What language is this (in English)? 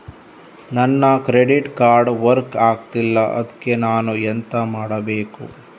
Kannada